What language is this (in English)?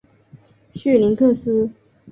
Chinese